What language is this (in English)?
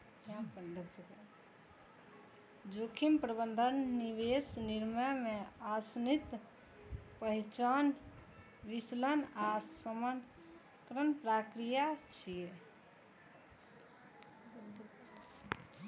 Maithili